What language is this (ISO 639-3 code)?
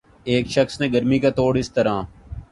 urd